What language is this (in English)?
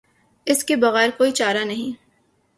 Urdu